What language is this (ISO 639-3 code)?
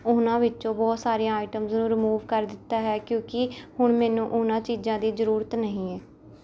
pan